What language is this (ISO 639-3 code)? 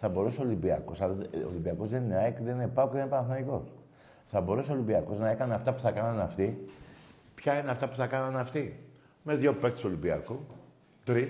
ell